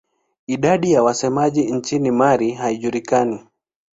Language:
Swahili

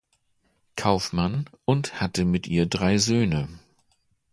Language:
German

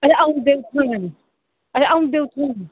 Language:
Dogri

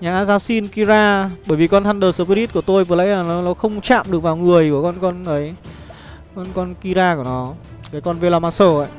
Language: Vietnamese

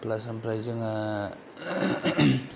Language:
Bodo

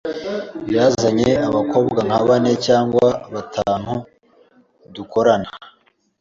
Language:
Kinyarwanda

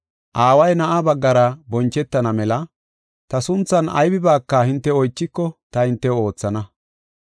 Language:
Gofa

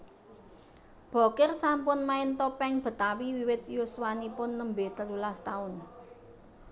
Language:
Javanese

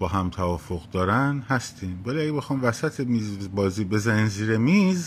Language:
Persian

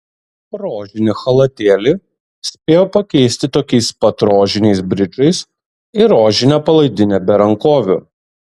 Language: Lithuanian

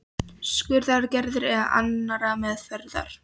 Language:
Icelandic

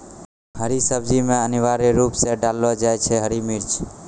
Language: Maithili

